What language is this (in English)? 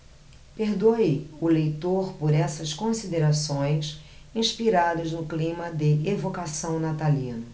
Portuguese